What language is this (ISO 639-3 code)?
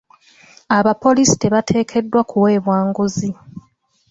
lug